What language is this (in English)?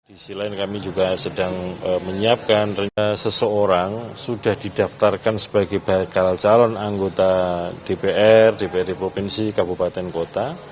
Indonesian